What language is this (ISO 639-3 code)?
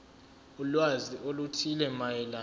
zul